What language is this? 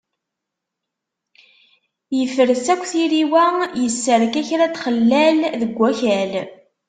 Kabyle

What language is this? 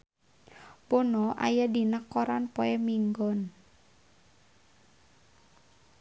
Sundanese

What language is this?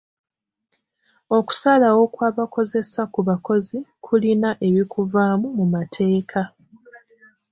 Ganda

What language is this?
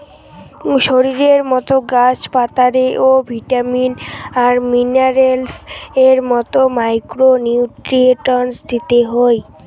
Bangla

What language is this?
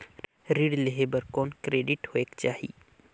Chhattisgarhi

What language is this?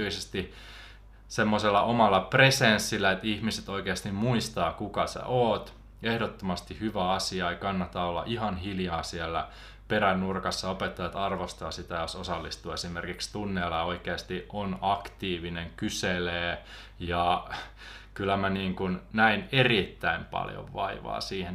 Finnish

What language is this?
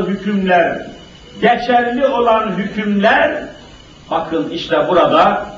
Turkish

